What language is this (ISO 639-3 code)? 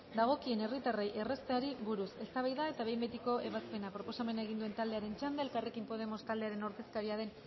eus